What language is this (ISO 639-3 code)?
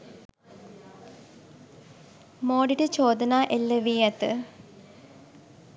sin